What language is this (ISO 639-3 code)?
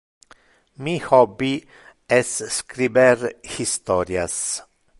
ina